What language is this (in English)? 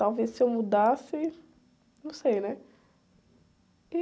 Portuguese